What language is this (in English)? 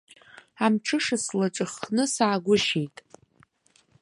Abkhazian